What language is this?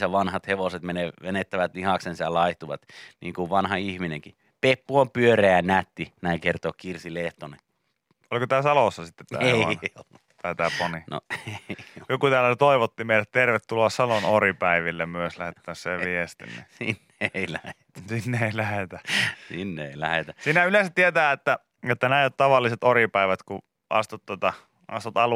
Finnish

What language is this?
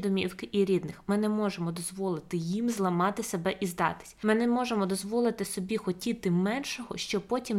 Ukrainian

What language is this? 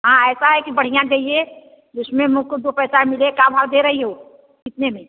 Hindi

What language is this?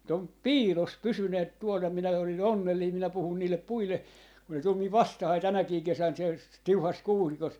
Finnish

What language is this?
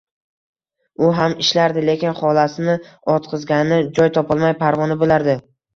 Uzbek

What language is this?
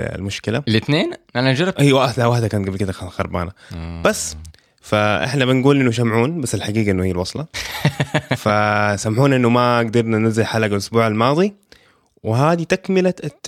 Arabic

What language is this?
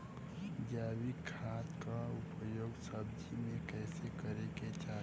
Bhojpuri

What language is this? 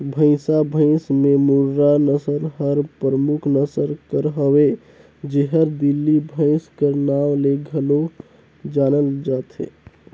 Chhattisgarhi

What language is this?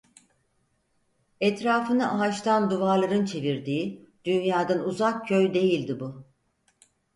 Turkish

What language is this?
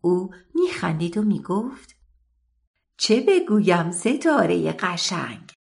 Persian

